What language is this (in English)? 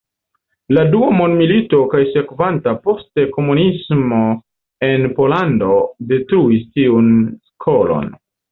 Esperanto